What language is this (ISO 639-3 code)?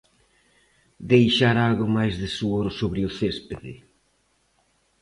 glg